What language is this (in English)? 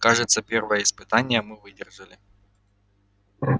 Russian